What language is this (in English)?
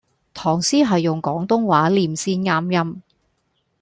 Cantonese